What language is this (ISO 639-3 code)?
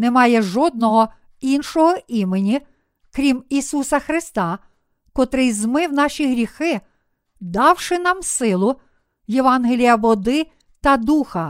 ukr